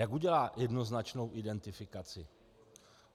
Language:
Czech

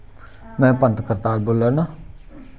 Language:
Dogri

